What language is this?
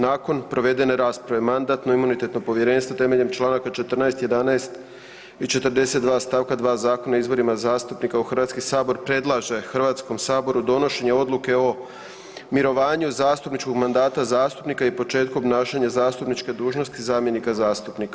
Croatian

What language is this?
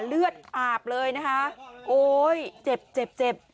Thai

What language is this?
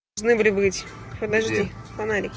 Russian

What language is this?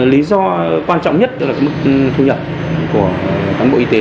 Vietnamese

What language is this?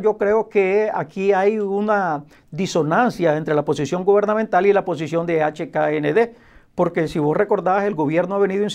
Spanish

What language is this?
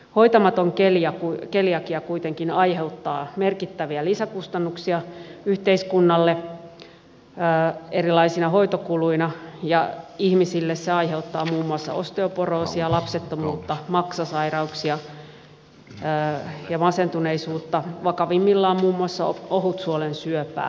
Finnish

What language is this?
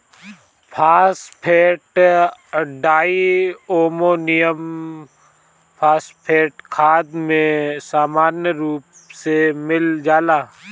Bhojpuri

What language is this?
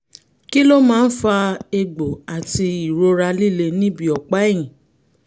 Yoruba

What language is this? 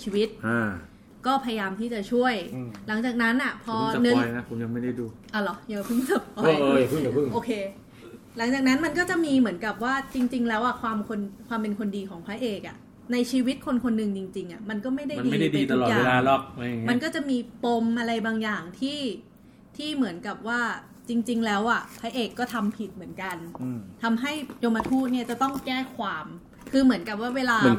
Thai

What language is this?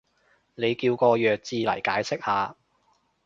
Cantonese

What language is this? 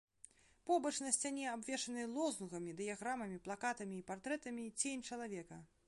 Belarusian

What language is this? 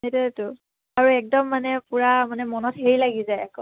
Assamese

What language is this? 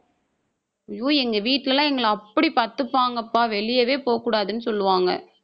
Tamil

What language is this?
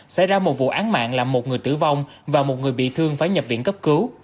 Vietnamese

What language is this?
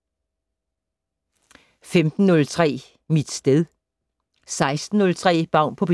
Danish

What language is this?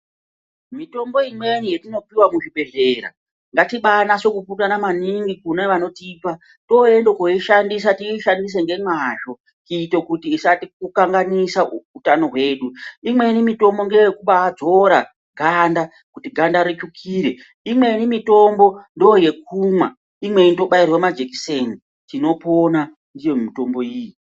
Ndau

